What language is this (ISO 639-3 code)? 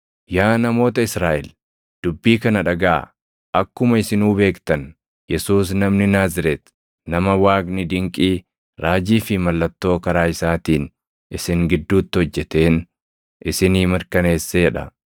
orm